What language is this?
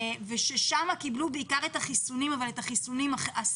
Hebrew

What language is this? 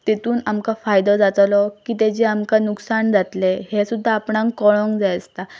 Konkani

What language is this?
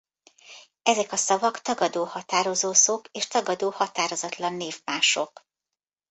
Hungarian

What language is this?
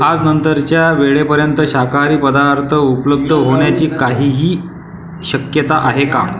Marathi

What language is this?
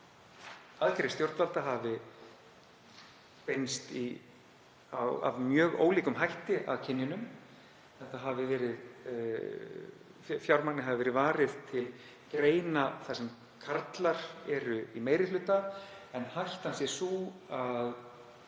Icelandic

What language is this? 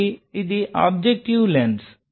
Telugu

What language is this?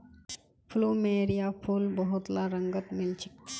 Magahi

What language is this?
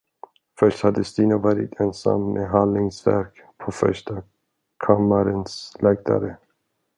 Swedish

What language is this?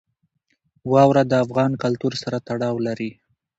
Pashto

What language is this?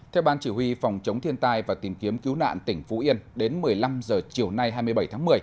Vietnamese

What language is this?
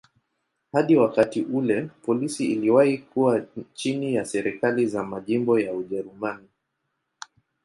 Swahili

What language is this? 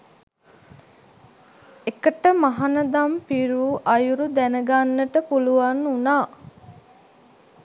Sinhala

